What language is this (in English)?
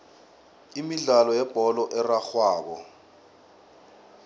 South Ndebele